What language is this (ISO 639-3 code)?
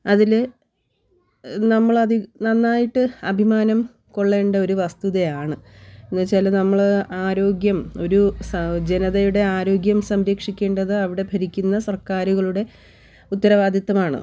mal